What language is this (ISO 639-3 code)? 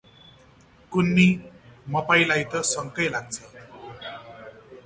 nep